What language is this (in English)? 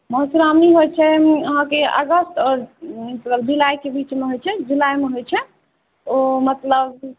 Maithili